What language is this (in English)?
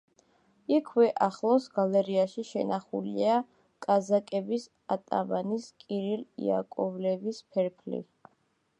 Georgian